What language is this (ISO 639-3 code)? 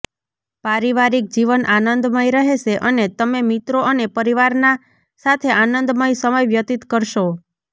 guj